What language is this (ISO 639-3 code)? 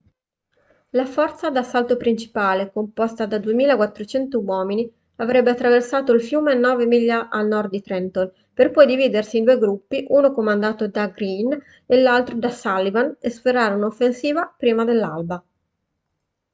ita